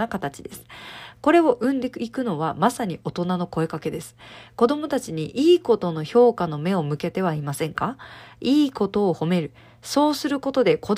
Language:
Japanese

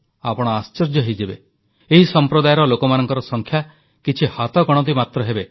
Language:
Odia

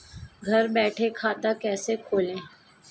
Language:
Hindi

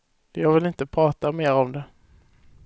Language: Swedish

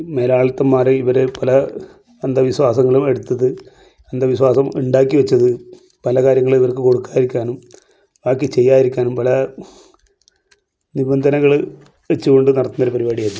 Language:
Malayalam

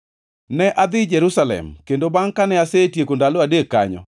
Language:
Luo (Kenya and Tanzania)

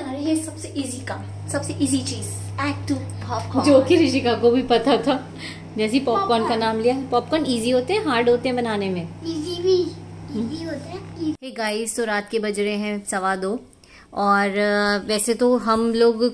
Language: Hindi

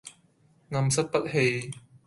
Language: Cantonese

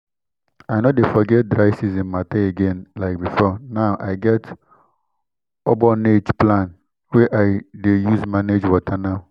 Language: Nigerian Pidgin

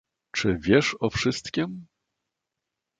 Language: Polish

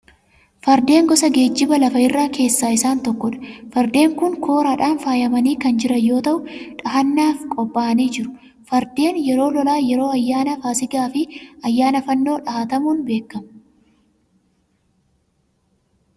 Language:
Oromo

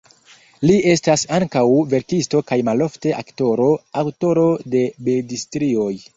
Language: Esperanto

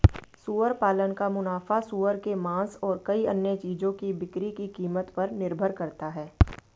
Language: Hindi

